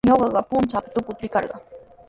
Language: Sihuas Ancash Quechua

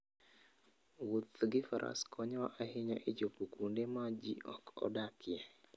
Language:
Luo (Kenya and Tanzania)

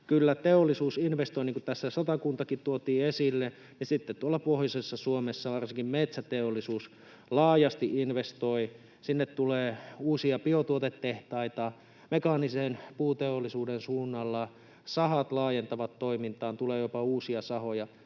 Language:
Finnish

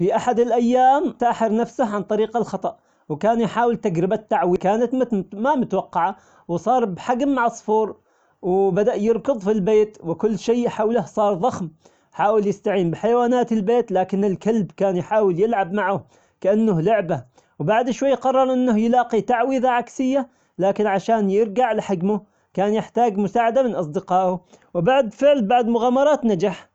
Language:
Omani Arabic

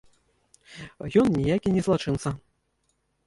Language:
Belarusian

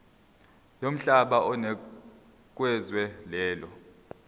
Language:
Zulu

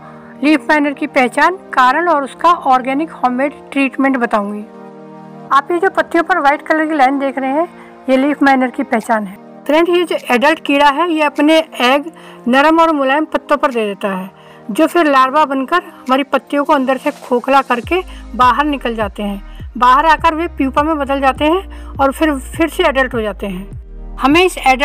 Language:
Hindi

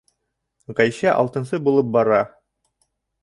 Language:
Bashkir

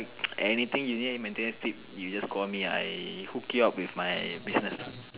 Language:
English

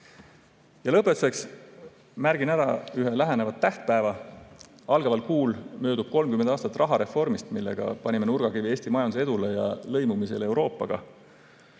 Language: Estonian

